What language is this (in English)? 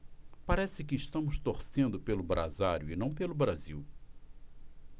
Portuguese